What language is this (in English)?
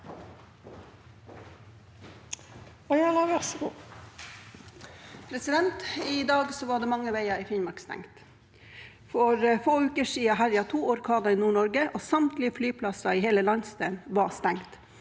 Norwegian